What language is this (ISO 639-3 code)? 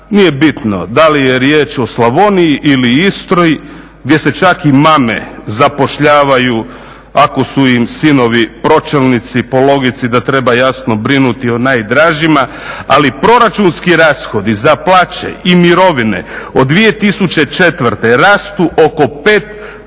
hrv